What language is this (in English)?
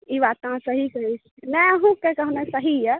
Maithili